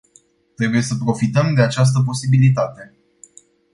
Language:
Romanian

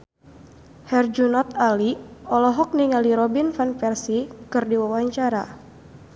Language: Sundanese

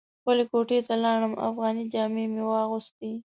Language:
Pashto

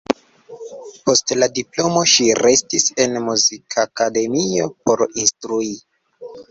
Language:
Esperanto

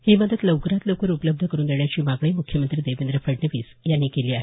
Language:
Marathi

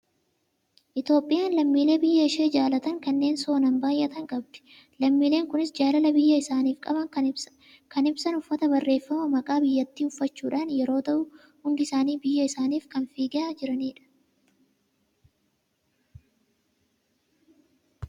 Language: Oromo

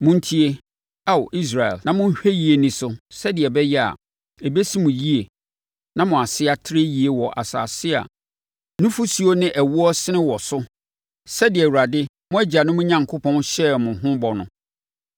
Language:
Akan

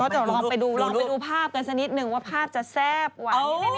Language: Thai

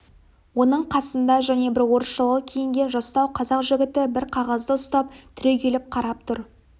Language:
Kazakh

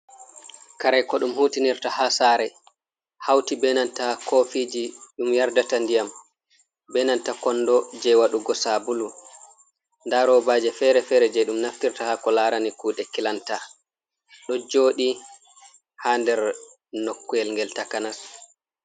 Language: Fula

